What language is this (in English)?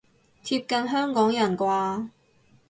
Cantonese